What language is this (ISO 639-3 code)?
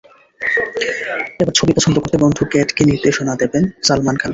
ben